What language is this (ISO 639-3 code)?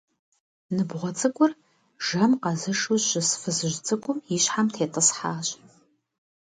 kbd